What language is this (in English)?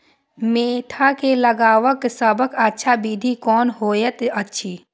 Maithili